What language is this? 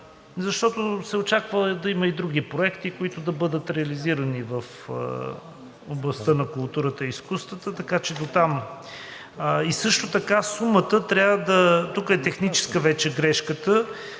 Bulgarian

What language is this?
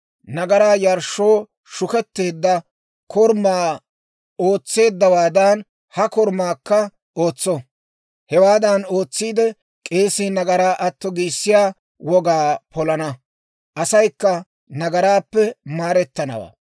Dawro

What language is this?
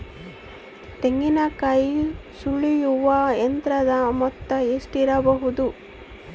Kannada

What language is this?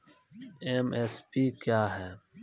Maithili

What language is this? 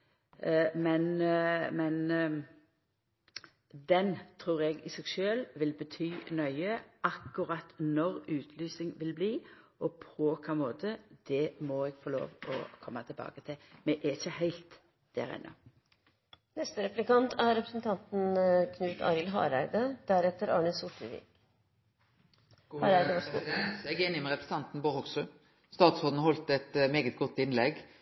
Norwegian Nynorsk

